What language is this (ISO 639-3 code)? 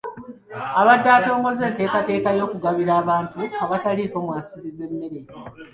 lug